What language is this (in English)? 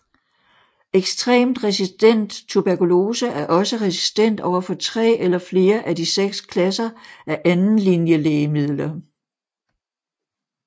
Danish